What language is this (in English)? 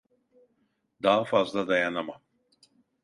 Turkish